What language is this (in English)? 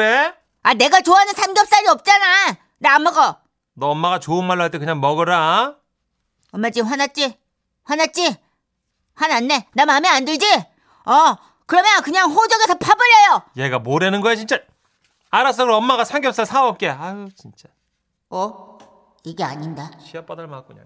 Korean